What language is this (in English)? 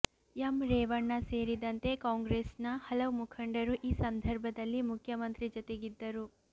Kannada